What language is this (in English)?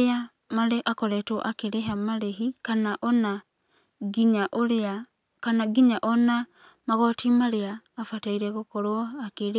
Kikuyu